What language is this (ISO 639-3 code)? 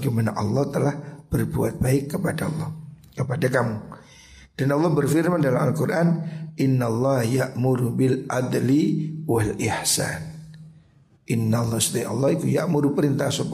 ind